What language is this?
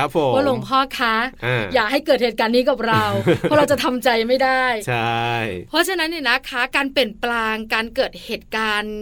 Thai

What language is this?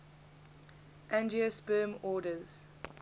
English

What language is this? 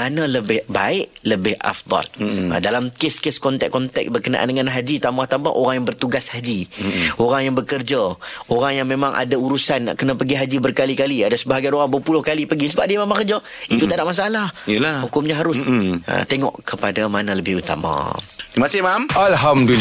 Malay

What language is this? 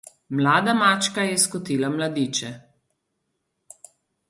Slovenian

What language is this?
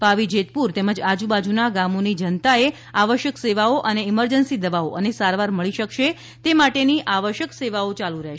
Gujarati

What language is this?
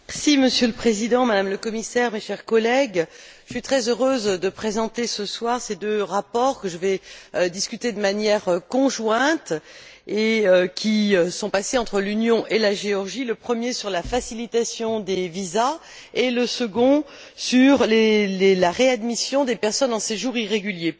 French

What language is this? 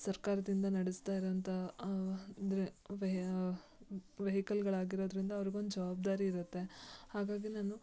Kannada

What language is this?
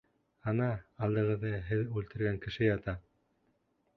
Bashkir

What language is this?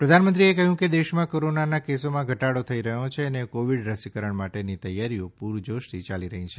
Gujarati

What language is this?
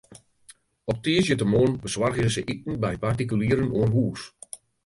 Western Frisian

